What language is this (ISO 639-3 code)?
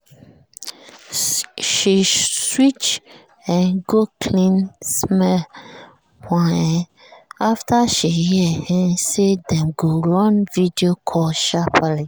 pcm